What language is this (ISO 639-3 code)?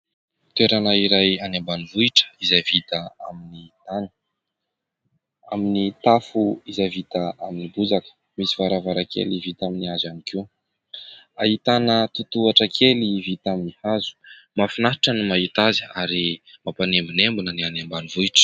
mlg